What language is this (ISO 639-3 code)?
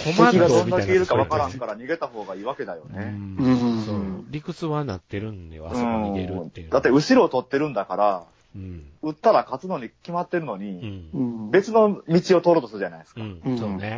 jpn